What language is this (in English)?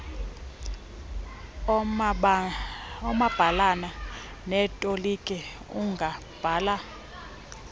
Xhosa